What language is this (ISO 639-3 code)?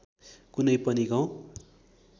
nep